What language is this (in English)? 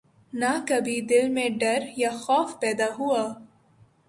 Urdu